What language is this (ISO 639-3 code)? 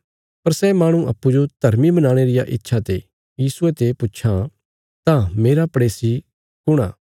kfs